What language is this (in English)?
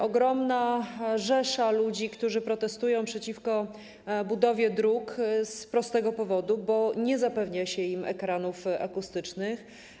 Polish